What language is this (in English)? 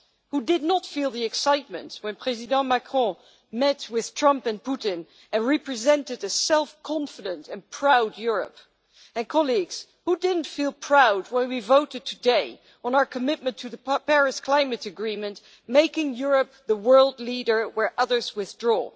English